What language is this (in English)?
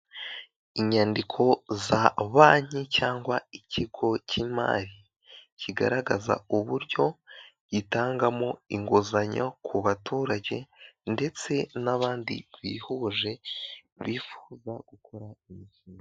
Kinyarwanda